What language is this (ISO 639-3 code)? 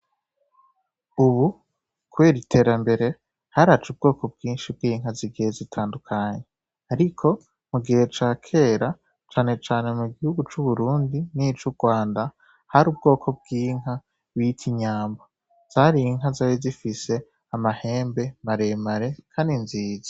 run